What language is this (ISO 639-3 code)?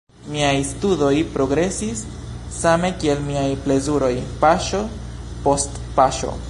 epo